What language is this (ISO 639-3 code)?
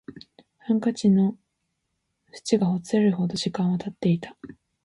jpn